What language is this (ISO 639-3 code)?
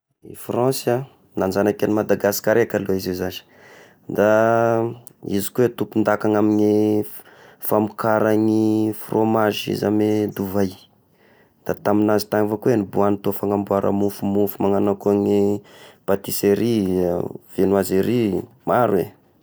tkg